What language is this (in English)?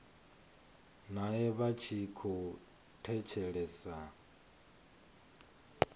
Venda